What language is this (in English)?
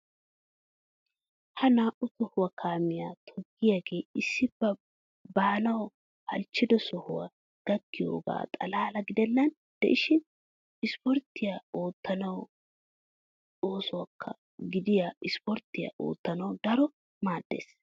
Wolaytta